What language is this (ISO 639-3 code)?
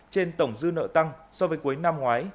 vie